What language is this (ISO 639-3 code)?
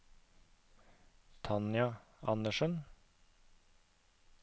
nor